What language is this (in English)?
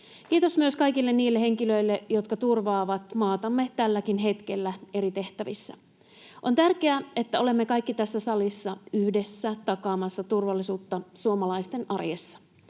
Finnish